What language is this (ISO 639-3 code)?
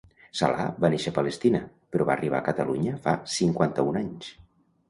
cat